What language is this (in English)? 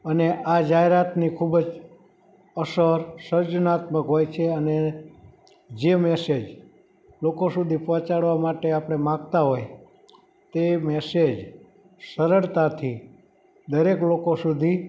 Gujarati